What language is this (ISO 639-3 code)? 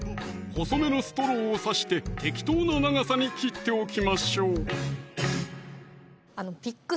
jpn